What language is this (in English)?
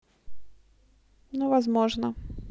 Russian